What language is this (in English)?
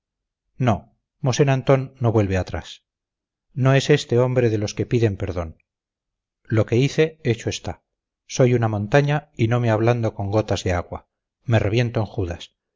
Spanish